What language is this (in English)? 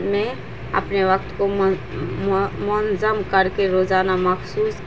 Urdu